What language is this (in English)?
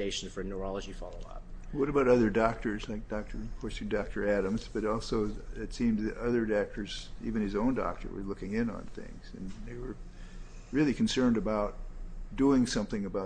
English